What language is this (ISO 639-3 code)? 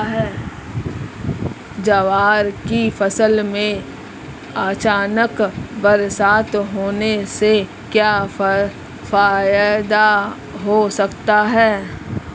hin